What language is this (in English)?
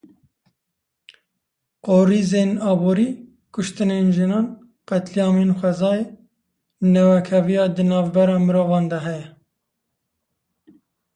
Kurdish